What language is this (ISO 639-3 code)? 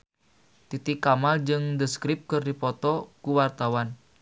sun